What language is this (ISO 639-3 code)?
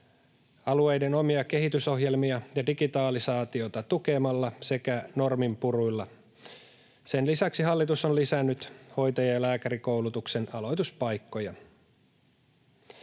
fin